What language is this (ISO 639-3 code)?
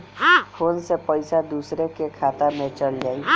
bho